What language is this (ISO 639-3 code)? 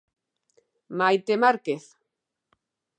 glg